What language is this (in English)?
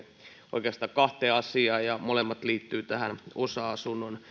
Finnish